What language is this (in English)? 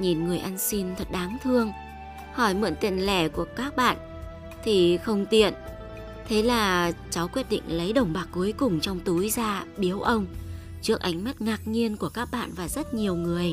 Vietnamese